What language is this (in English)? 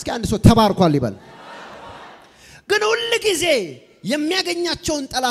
Arabic